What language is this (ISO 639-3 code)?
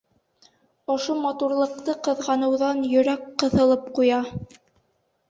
bak